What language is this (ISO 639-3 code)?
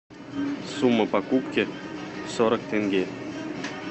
rus